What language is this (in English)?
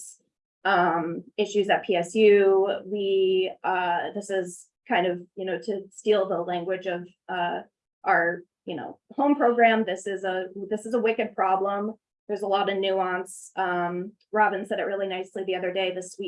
English